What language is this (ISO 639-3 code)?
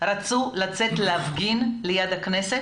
heb